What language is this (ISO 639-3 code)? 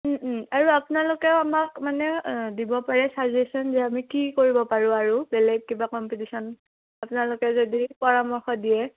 asm